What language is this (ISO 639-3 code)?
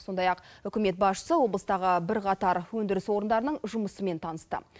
kaz